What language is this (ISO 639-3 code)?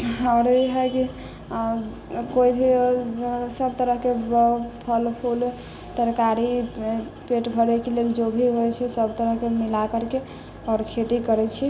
mai